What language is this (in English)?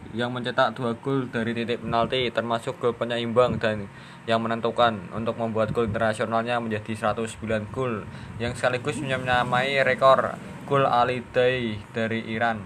Indonesian